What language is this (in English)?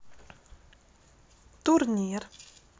Russian